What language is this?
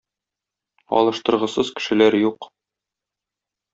Tatar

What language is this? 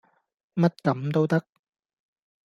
Cantonese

